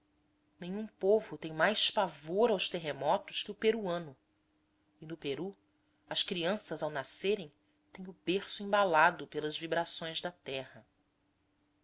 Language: Portuguese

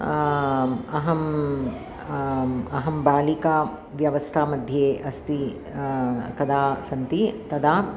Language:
Sanskrit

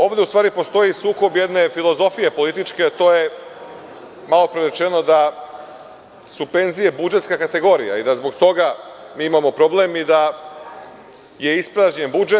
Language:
Serbian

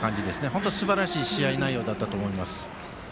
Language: Japanese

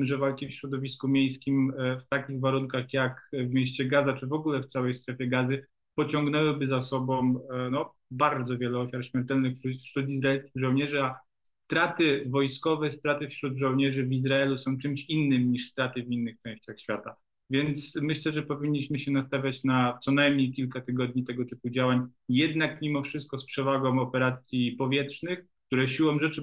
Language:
Polish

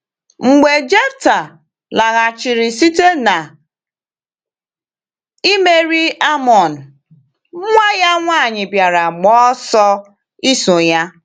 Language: Igbo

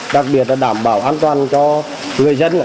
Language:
Vietnamese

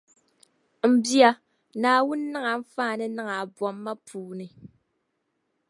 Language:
Dagbani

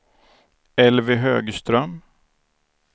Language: Swedish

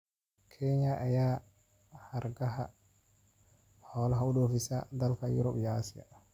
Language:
Somali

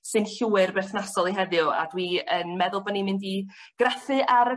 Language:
Welsh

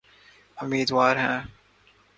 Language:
Urdu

